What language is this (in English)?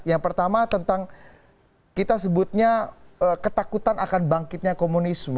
Indonesian